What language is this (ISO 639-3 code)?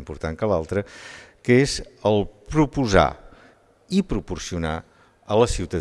cat